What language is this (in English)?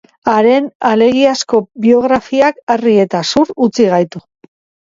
Basque